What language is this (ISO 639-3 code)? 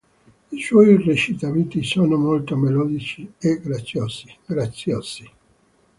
ita